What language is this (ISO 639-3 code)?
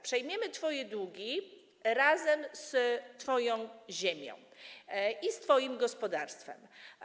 pol